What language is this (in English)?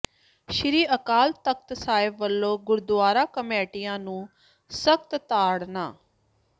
Punjabi